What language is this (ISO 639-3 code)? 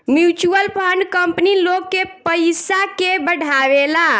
bho